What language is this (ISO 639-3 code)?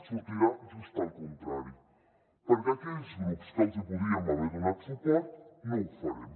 cat